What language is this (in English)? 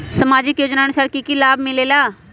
Magahi